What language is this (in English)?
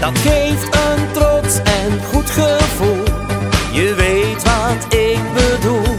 Dutch